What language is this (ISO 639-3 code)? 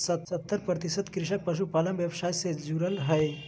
mag